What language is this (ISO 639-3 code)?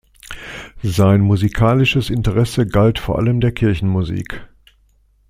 deu